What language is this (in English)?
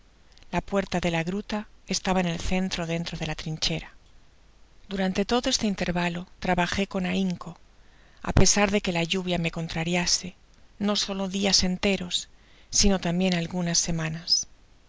Spanish